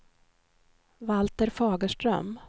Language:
Swedish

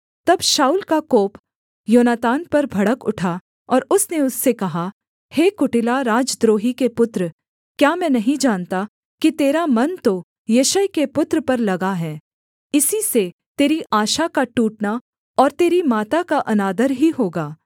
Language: Hindi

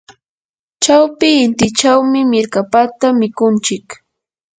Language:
Yanahuanca Pasco Quechua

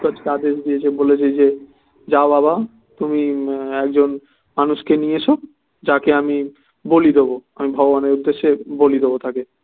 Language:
Bangla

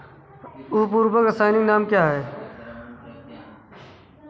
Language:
Hindi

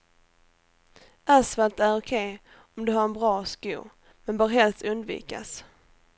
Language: Swedish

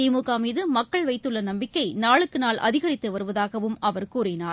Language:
Tamil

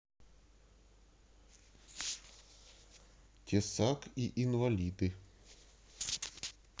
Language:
Russian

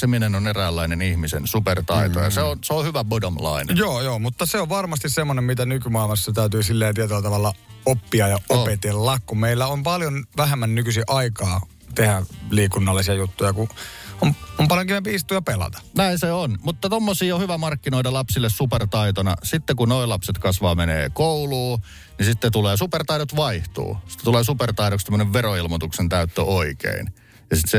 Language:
Finnish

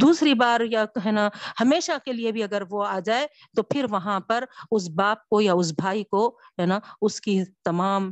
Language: Urdu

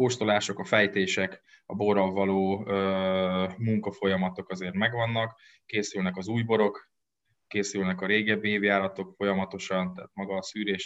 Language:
Hungarian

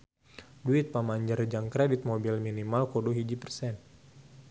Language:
Sundanese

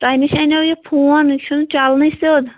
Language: Kashmiri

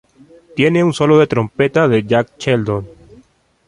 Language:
Spanish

